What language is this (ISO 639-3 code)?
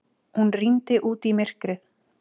isl